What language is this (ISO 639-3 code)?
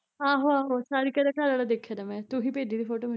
pan